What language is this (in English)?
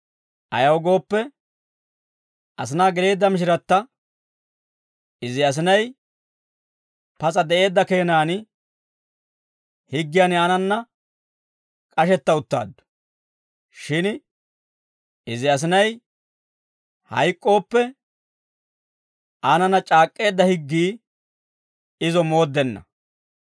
Dawro